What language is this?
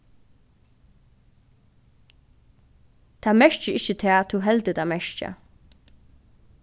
Faroese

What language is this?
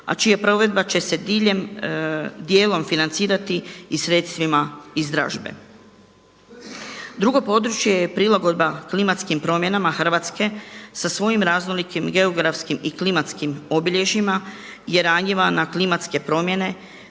Croatian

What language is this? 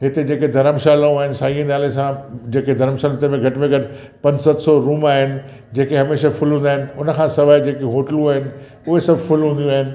Sindhi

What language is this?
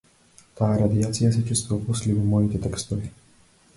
Macedonian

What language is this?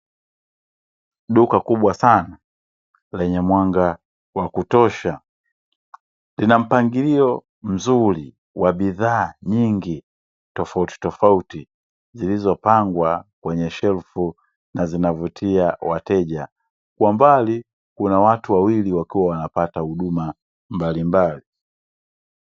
Swahili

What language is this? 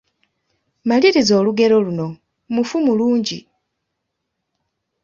Ganda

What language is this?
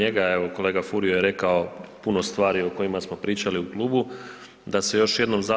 Croatian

